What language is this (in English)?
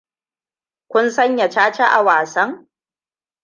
Hausa